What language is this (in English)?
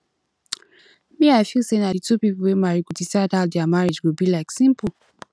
Nigerian Pidgin